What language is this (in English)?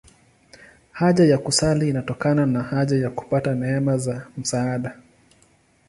Swahili